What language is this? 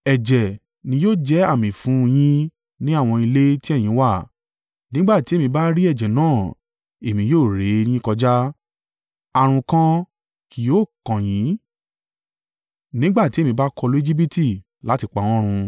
Yoruba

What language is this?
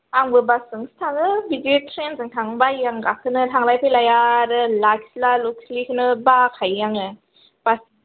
Bodo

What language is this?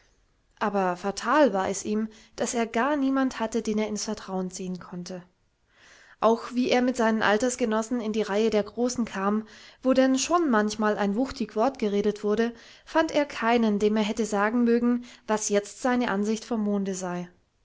German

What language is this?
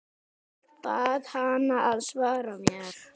Icelandic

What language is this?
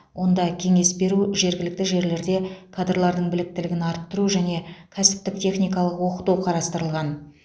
Kazakh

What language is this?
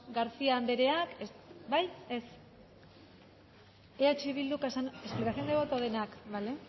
Basque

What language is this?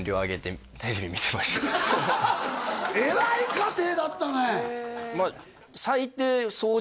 Japanese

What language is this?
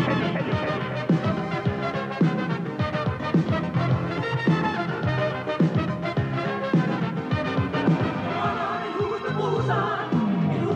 Danish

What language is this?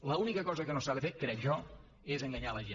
Catalan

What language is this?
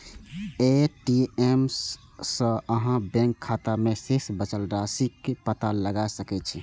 Maithili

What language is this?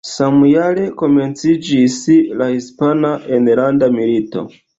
Esperanto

